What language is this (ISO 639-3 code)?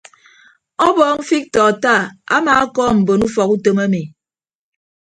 ibb